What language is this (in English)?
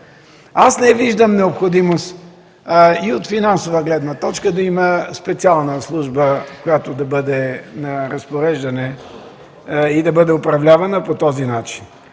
Bulgarian